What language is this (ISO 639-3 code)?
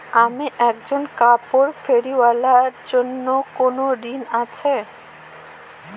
ben